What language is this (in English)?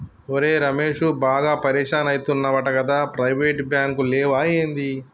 Telugu